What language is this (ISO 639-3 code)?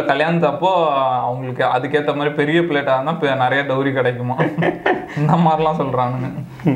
tam